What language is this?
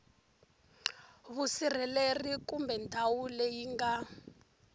Tsonga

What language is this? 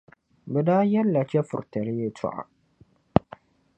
Dagbani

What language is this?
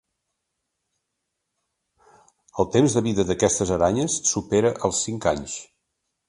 Catalan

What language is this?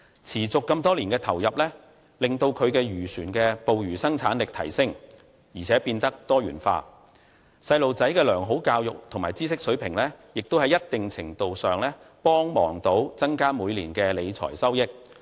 Cantonese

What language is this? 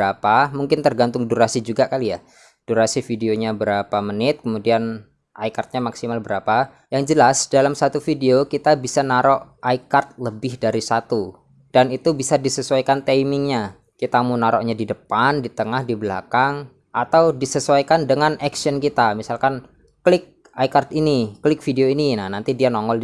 Indonesian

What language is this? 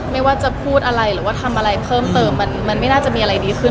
Thai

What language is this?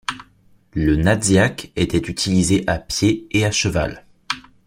French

